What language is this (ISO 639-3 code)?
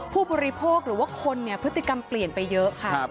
tha